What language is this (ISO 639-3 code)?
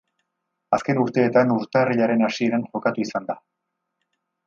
eus